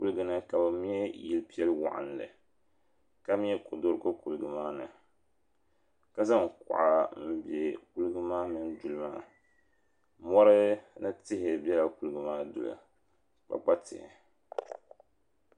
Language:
Dagbani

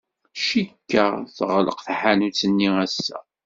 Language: Kabyle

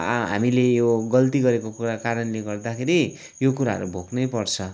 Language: Nepali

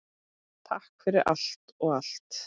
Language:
Icelandic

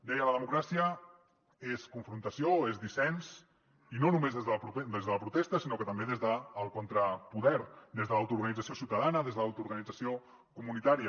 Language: Catalan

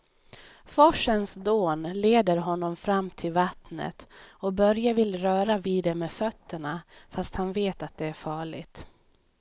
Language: Swedish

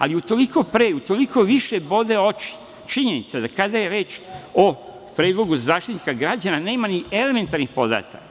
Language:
Serbian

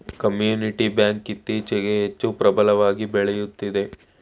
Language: Kannada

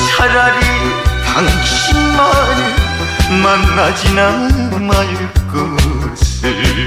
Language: Korean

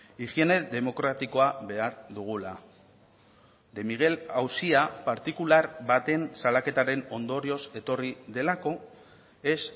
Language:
Basque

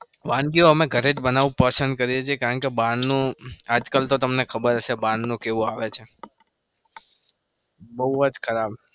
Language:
Gujarati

